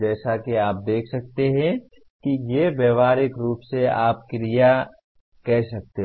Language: Hindi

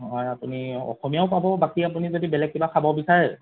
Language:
Assamese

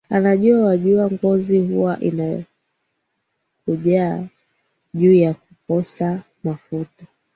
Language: Swahili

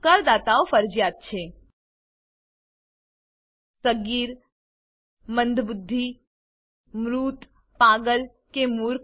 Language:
Gujarati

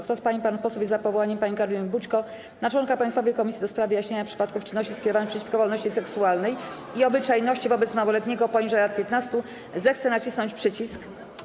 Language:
Polish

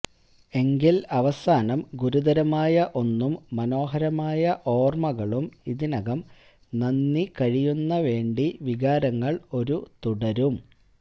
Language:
Malayalam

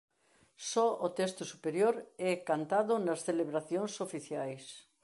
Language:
Galician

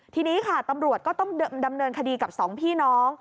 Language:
Thai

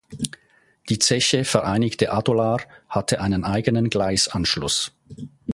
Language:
German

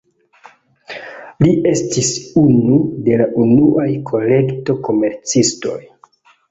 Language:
Esperanto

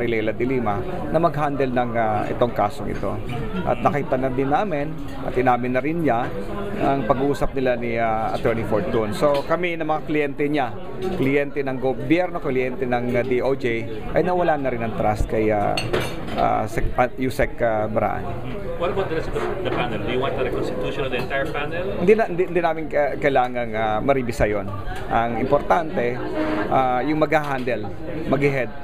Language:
Filipino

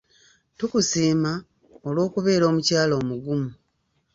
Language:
Ganda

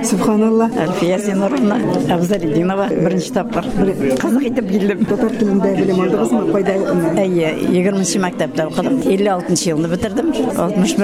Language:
Russian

